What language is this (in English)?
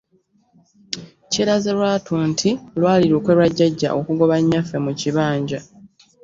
Ganda